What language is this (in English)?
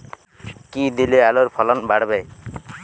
Bangla